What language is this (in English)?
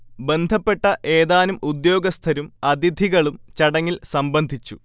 Malayalam